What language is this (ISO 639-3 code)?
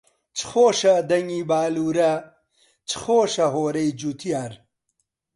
ckb